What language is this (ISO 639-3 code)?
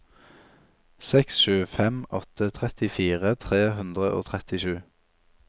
nor